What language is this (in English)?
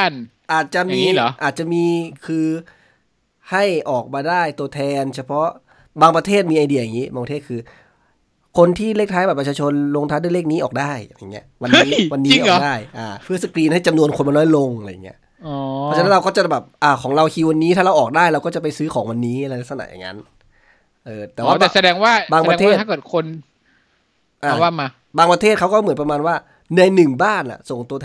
Thai